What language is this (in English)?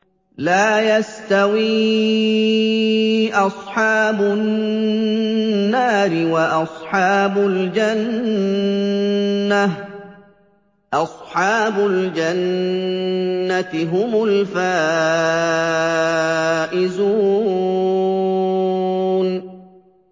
Arabic